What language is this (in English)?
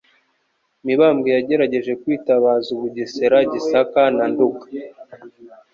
Kinyarwanda